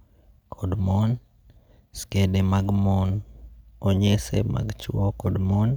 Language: Luo (Kenya and Tanzania)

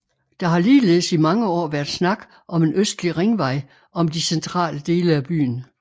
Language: Danish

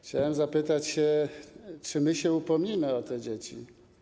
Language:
Polish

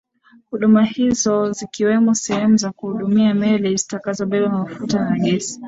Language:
Swahili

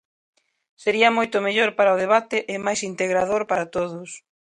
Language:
Galician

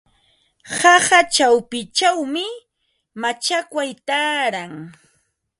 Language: Ambo-Pasco Quechua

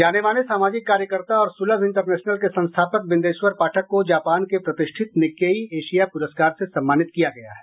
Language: Hindi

